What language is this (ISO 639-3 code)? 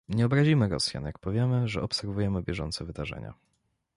pol